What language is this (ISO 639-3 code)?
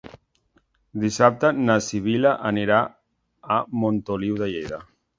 cat